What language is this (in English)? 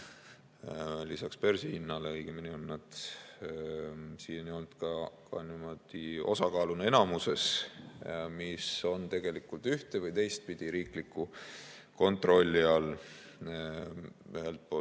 Estonian